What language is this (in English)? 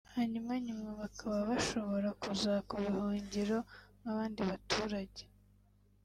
Kinyarwanda